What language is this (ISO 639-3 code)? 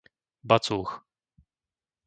slk